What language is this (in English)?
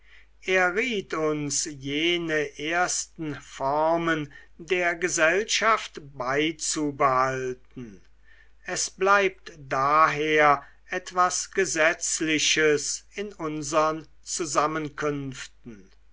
German